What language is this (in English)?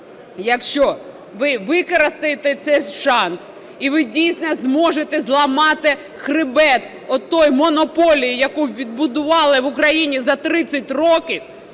Ukrainian